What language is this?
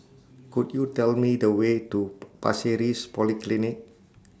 English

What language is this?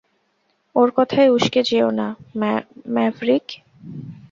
Bangla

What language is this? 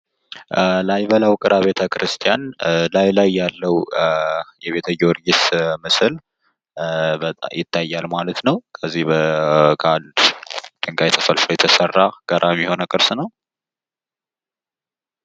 Amharic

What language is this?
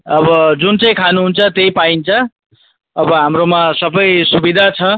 Nepali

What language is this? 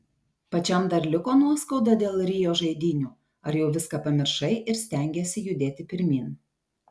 Lithuanian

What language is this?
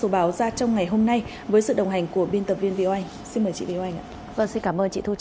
Vietnamese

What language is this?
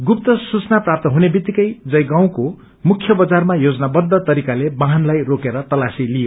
Nepali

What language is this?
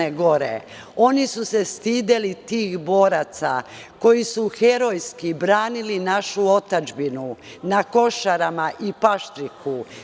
Serbian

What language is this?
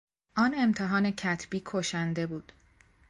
Persian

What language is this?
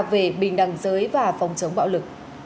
Vietnamese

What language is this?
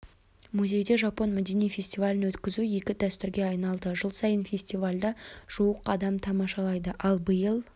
Kazakh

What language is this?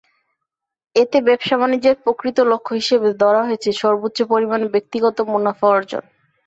Bangla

